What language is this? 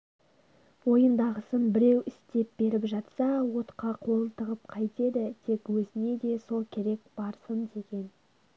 Kazakh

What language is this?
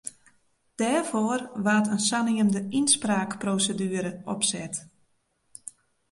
Western Frisian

